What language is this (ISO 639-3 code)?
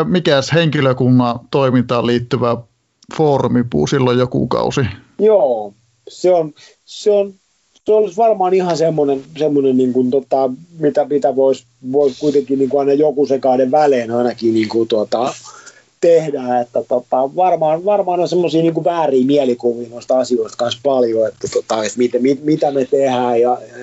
fin